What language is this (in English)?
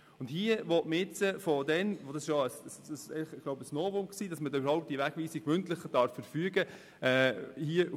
Swiss German